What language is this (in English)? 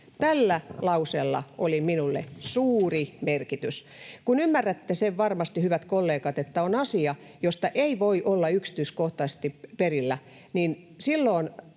Finnish